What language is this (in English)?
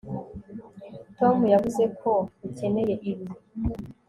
Kinyarwanda